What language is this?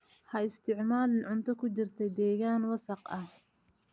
Somali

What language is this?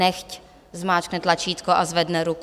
Czech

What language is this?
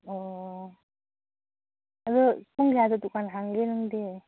Manipuri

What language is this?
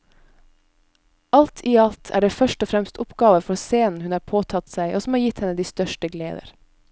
Norwegian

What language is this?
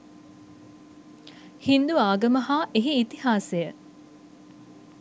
Sinhala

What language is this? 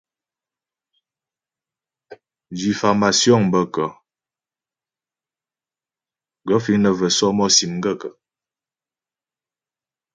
Ghomala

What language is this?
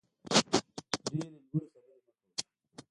Pashto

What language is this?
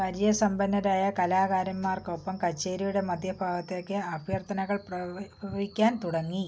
Malayalam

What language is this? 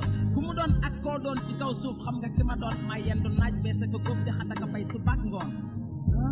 Fula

